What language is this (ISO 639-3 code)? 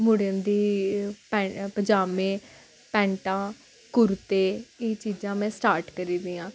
doi